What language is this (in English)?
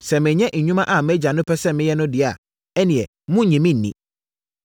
Akan